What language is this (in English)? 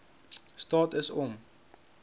Afrikaans